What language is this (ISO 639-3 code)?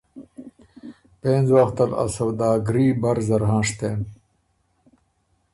oru